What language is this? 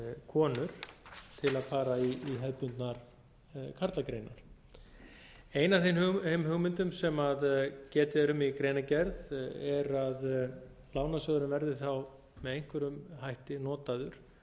Icelandic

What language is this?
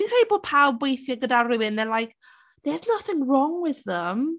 Welsh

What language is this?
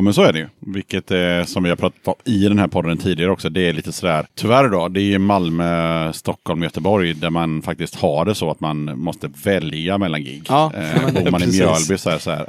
Swedish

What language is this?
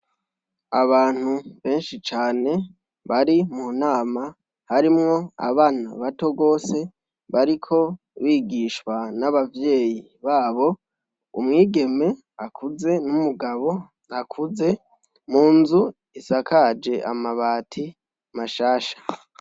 Rundi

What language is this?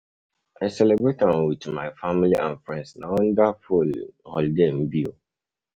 Nigerian Pidgin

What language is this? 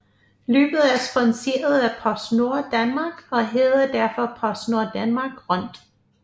Danish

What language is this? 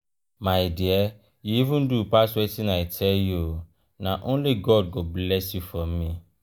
Nigerian Pidgin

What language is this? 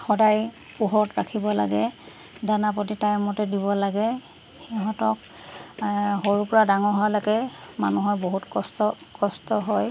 Assamese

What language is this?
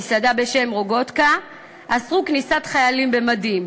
Hebrew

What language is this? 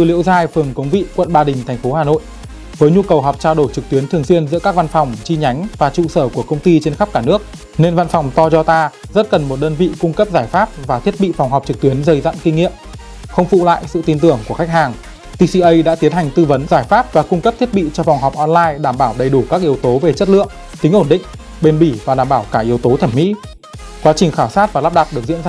Vietnamese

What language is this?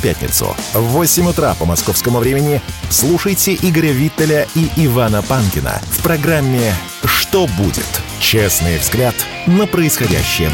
Russian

